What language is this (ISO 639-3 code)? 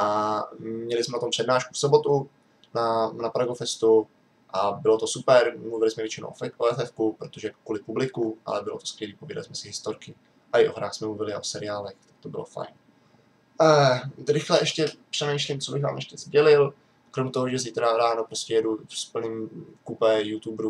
ces